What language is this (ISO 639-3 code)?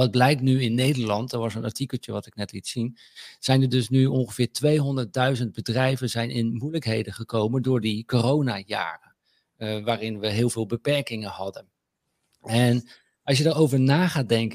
nld